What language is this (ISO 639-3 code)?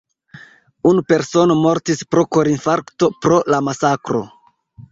epo